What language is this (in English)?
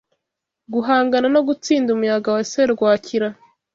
Kinyarwanda